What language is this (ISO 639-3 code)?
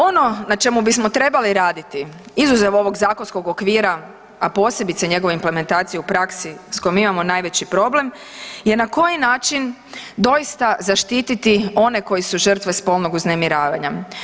hrv